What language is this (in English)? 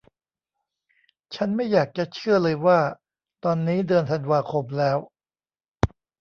Thai